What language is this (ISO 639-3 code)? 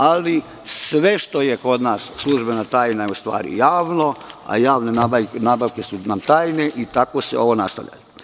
srp